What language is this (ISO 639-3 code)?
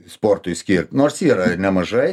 lit